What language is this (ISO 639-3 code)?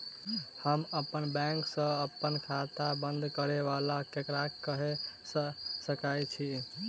mai